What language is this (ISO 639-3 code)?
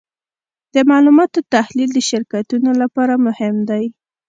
pus